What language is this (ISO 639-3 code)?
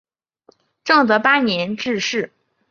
zho